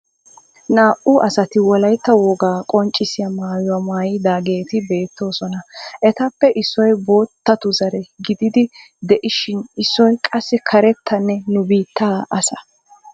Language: Wolaytta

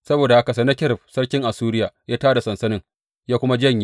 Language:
Hausa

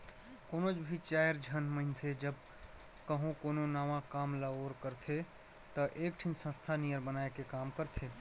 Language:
Chhattisgarhi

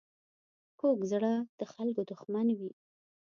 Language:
Pashto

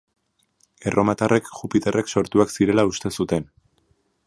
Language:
Basque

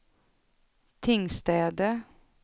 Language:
Swedish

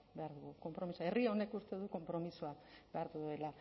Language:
Basque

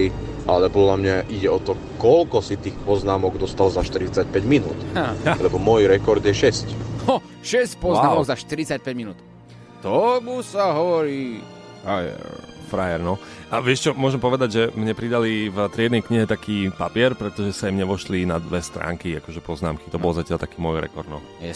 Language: Slovak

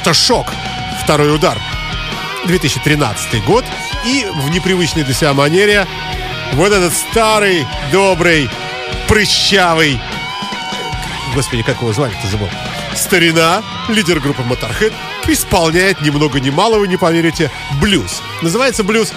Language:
Russian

